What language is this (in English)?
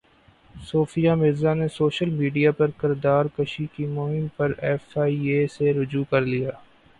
Urdu